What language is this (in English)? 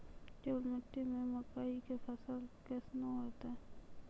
Maithili